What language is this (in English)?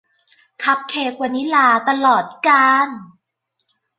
Thai